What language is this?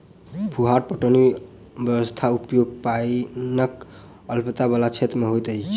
Maithili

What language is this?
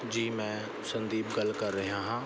Punjabi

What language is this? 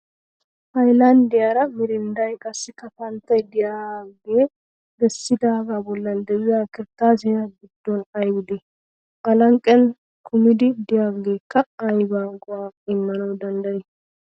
Wolaytta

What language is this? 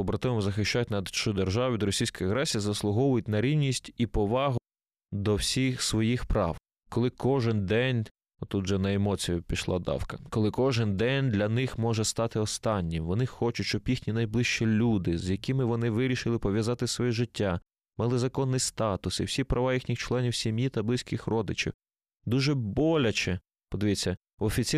Ukrainian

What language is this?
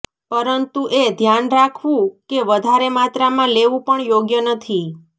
Gujarati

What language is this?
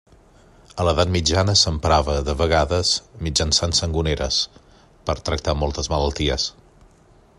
Catalan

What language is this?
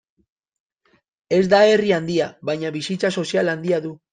Basque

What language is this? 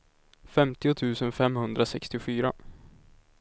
Swedish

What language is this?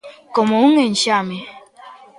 Galician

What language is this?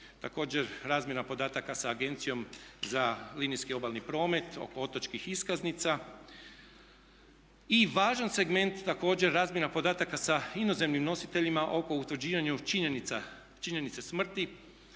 Croatian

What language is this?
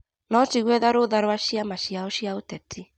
Kikuyu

